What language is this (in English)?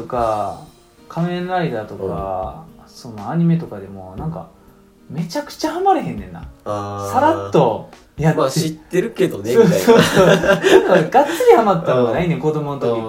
Japanese